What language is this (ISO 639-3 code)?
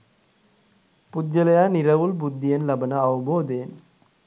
sin